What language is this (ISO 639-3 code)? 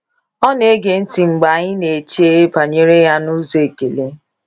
ibo